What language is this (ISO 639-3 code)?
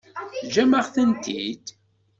kab